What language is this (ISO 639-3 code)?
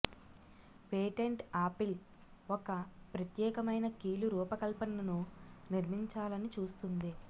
tel